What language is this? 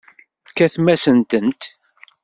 Kabyle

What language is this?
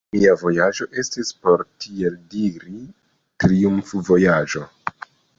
Esperanto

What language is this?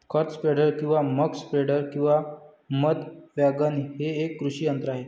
Marathi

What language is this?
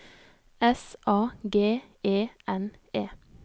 Norwegian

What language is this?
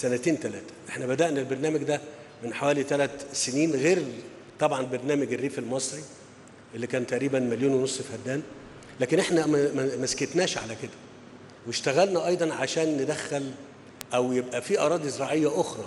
Arabic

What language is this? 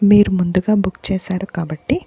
Telugu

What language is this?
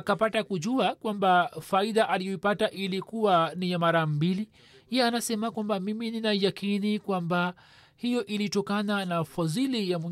Swahili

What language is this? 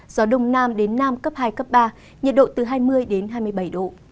Vietnamese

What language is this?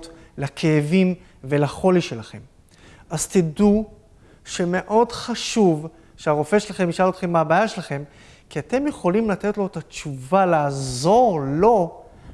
Hebrew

